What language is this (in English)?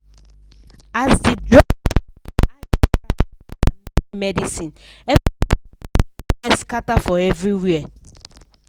Nigerian Pidgin